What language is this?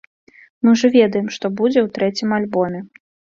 Belarusian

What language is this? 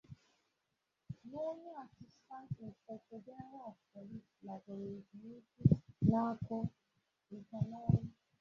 Igbo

